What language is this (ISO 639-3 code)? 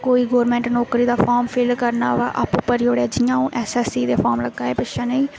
doi